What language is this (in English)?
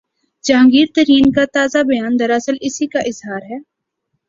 Urdu